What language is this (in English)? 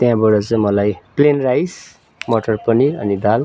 Nepali